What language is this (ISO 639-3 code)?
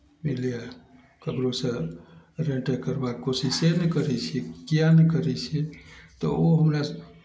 mai